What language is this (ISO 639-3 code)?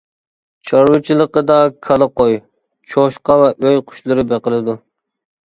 uig